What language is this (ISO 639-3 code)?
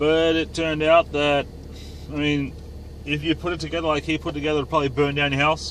eng